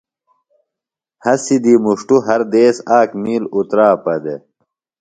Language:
Phalura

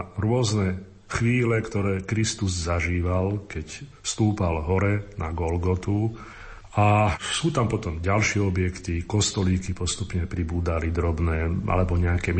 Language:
Slovak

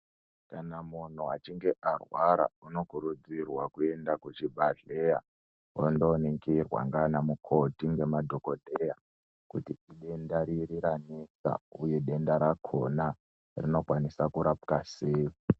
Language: Ndau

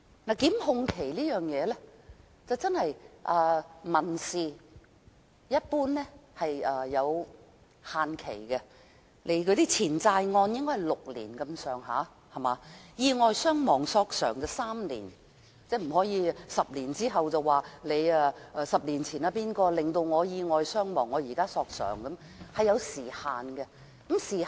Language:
Cantonese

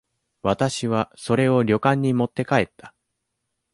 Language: Japanese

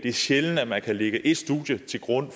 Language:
Danish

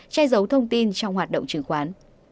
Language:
Vietnamese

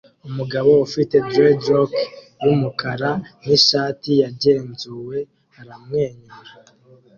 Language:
Kinyarwanda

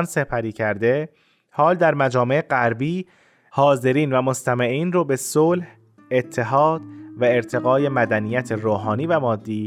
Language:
Persian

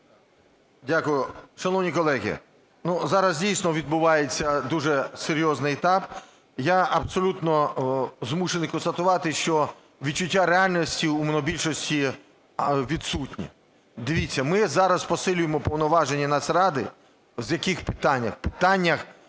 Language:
Ukrainian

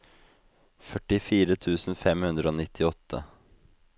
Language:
Norwegian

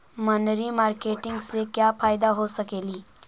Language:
Magahi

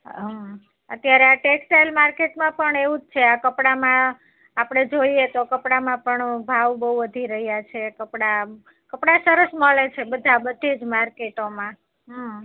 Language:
Gujarati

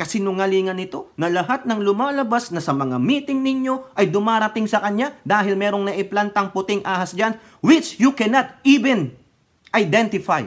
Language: Filipino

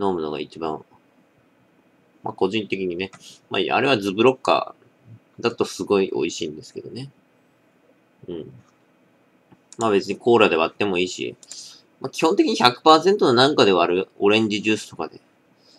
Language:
Japanese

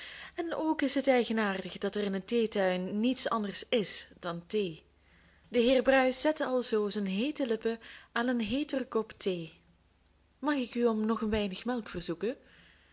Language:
Dutch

